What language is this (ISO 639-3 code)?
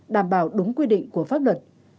vie